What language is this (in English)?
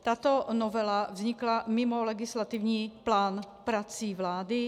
Czech